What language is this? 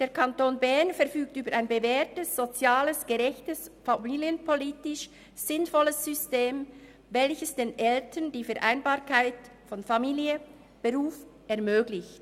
Swiss German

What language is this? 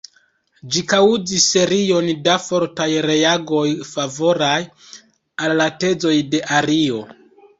Esperanto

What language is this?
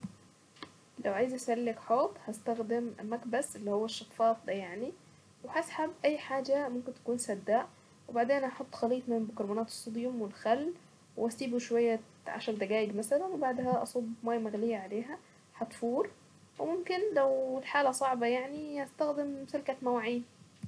Saidi Arabic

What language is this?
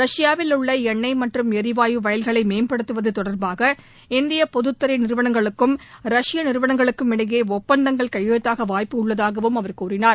Tamil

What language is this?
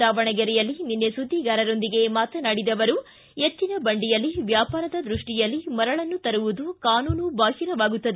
Kannada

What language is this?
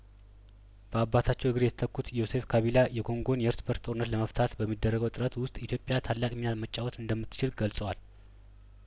Amharic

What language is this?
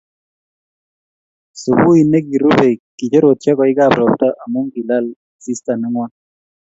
Kalenjin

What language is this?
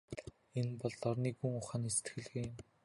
Mongolian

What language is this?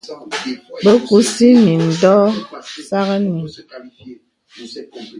Bebele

